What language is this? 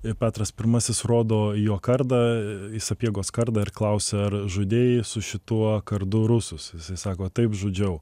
Lithuanian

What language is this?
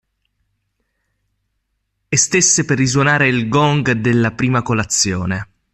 Italian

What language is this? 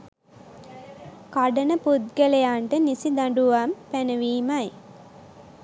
Sinhala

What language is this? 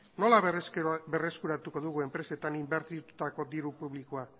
Basque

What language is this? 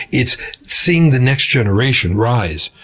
English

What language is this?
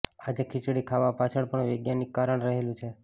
Gujarati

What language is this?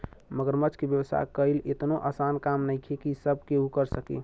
Bhojpuri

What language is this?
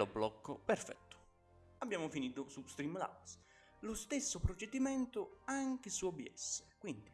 Italian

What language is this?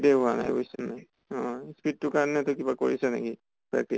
Assamese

